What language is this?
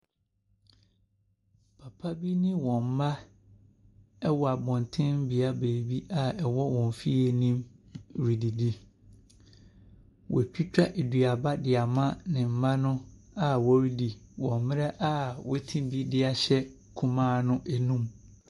Akan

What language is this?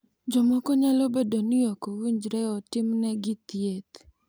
Luo (Kenya and Tanzania)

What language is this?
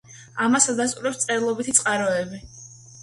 Georgian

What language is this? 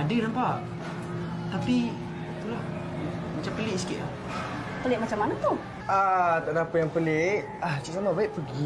Malay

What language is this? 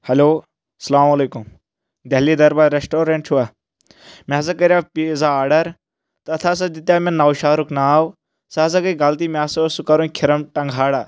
Kashmiri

